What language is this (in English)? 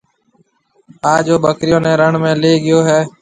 Marwari (Pakistan)